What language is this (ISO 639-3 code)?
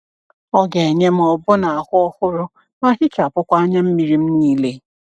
ibo